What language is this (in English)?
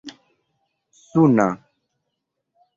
Esperanto